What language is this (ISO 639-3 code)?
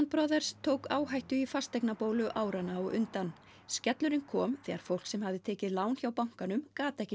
isl